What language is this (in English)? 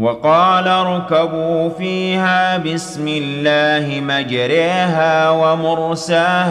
Arabic